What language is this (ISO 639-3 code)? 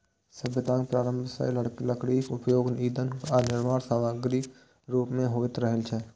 mai